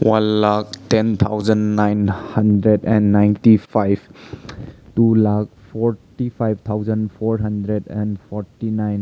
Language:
Manipuri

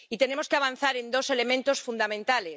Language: Spanish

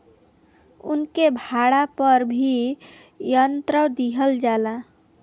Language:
Bhojpuri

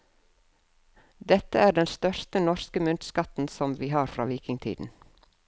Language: Norwegian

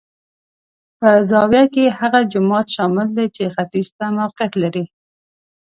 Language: Pashto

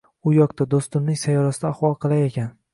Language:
Uzbek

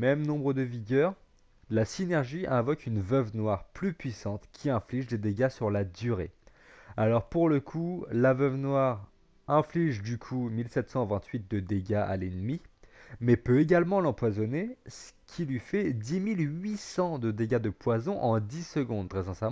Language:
French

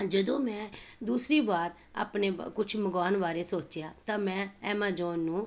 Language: Punjabi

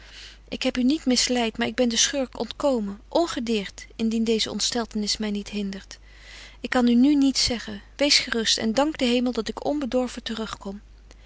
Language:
Dutch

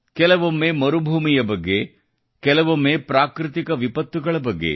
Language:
Kannada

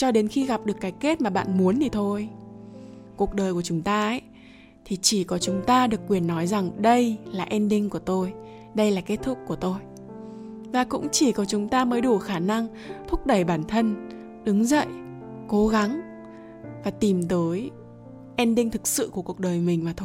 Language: Vietnamese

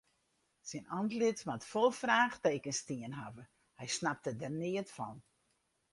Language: Western Frisian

